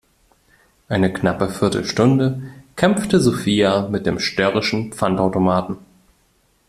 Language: German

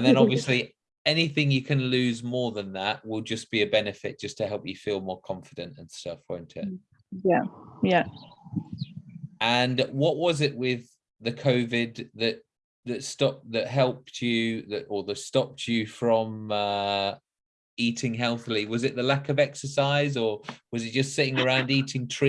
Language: English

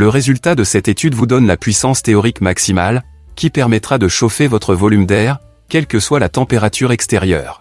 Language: French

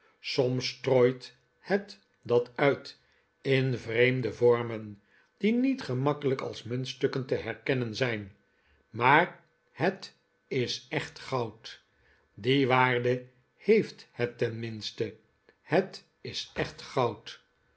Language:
Dutch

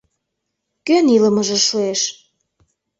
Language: Mari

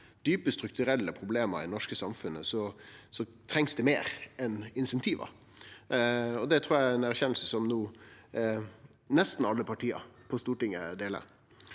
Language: Norwegian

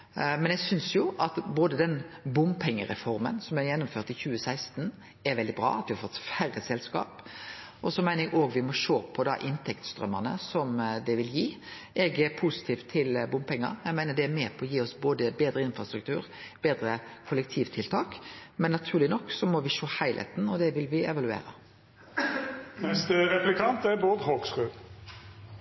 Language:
Norwegian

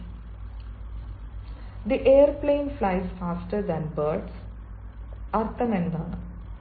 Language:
Malayalam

